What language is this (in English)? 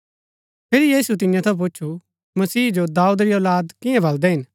Gaddi